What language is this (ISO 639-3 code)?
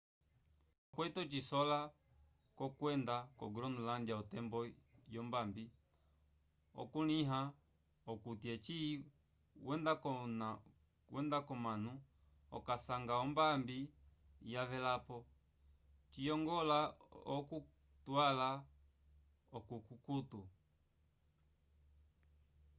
umb